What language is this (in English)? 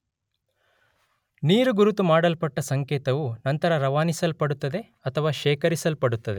Kannada